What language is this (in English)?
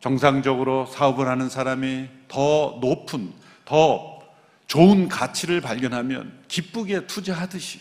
Korean